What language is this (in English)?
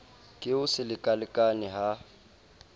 Southern Sotho